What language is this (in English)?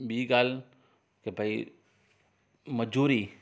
Sindhi